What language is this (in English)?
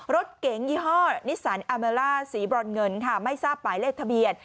Thai